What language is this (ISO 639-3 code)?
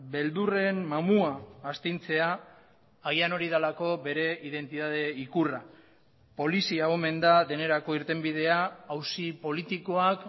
eus